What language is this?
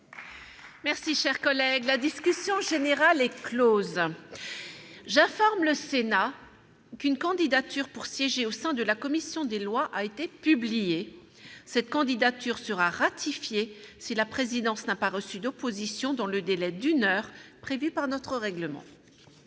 French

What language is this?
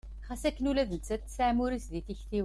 Kabyle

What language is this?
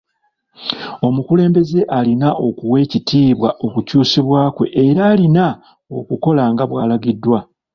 Ganda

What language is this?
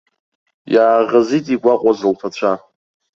Abkhazian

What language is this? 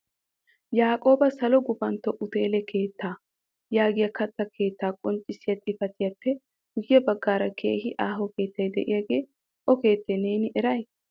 Wolaytta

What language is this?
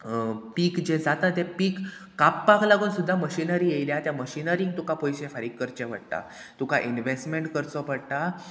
Konkani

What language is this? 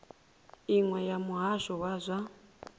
Venda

